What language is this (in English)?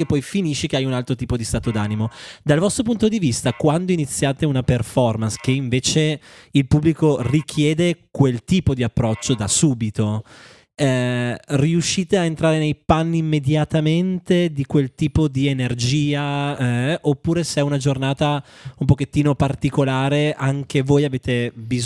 Italian